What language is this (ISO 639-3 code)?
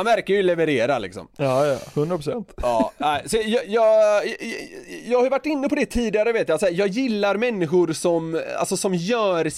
swe